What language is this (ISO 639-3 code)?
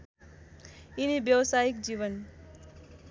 nep